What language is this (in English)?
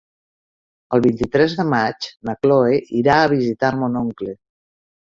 Catalan